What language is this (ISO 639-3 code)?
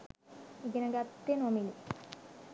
sin